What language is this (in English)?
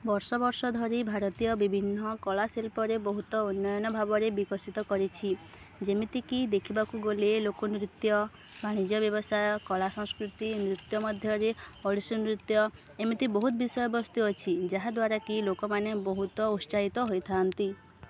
Odia